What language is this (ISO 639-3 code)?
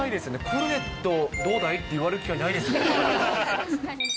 jpn